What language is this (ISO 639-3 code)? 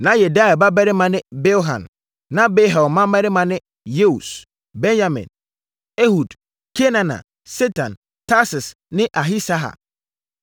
aka